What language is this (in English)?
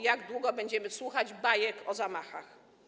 Polish